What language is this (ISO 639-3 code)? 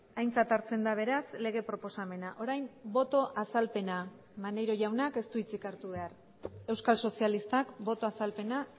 eus